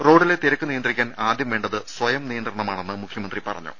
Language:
Malayalam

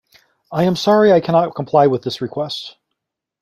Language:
English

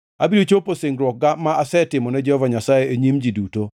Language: Luo (Kenya and Tanzania)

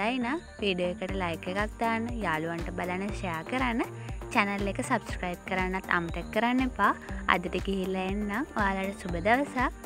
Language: Thai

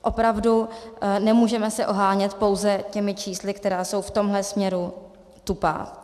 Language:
Czech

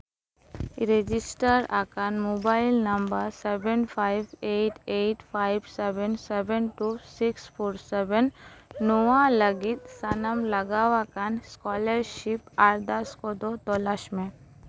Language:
Santali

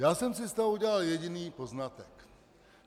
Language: Czech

